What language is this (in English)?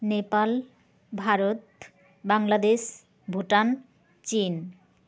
Santali